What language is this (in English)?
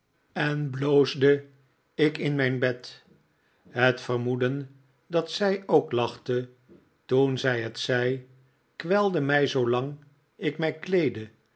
Dutch